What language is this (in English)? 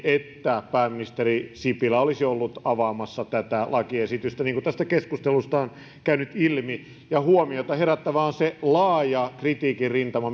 Finnish